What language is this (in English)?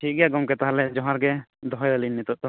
Santali